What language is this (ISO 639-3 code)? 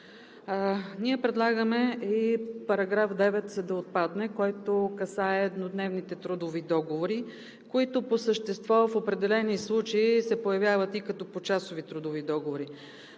bul